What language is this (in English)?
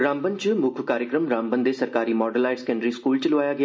Dogri